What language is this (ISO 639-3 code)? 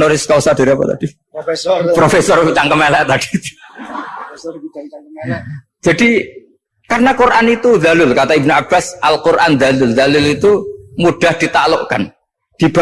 ind